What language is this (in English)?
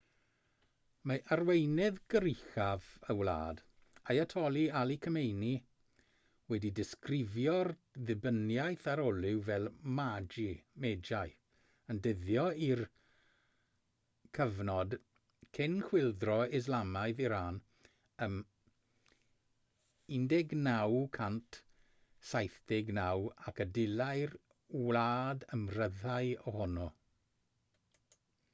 Welsh